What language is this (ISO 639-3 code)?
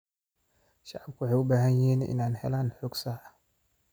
som